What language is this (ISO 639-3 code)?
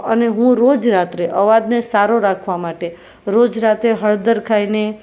guj